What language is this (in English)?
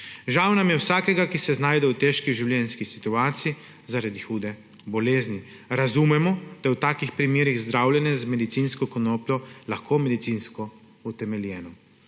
Slovenian